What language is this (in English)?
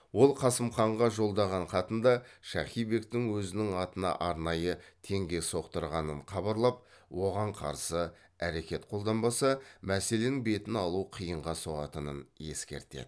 Kazakh